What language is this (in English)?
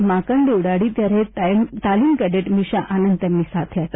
Gujarati